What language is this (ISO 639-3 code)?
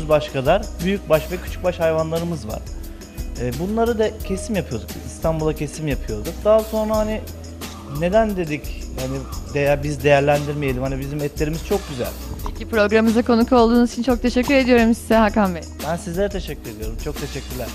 tur